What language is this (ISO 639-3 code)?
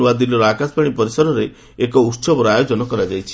ori